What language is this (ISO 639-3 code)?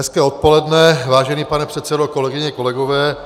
ces